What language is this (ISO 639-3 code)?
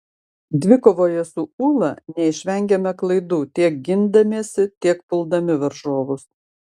lit